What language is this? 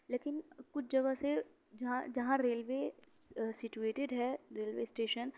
Urdu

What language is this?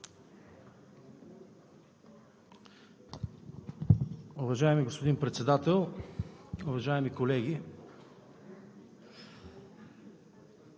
Bulgarian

